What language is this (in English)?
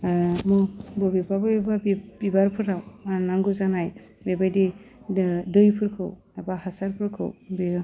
Bodo